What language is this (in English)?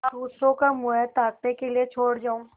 Hindi